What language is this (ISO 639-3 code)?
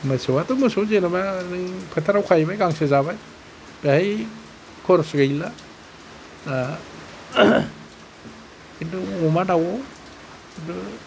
brx